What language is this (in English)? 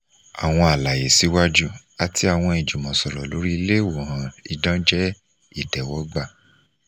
Yoruba